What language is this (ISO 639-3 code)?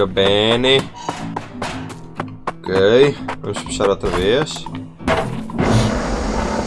por